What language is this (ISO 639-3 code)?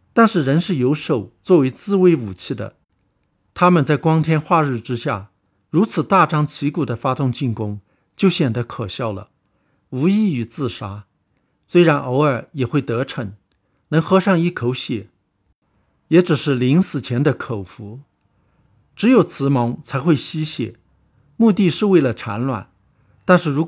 zho